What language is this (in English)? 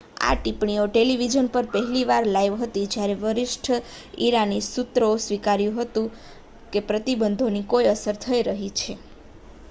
Gujarati